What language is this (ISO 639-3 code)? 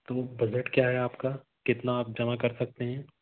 hin